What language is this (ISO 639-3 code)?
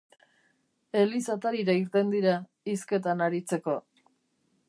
eus